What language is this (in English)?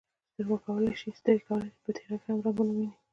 Pashto